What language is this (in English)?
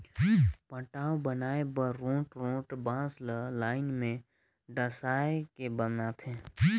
Chhattisgarhi